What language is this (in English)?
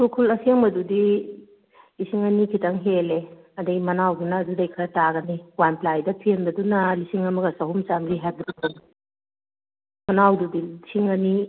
Manipuri